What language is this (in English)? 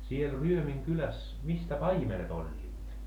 Finnish